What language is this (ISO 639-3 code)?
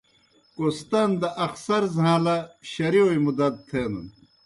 plk